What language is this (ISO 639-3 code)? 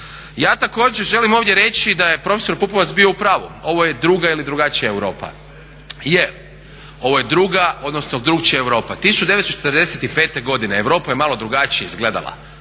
hrv